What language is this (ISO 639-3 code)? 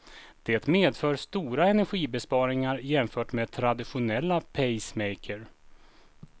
swe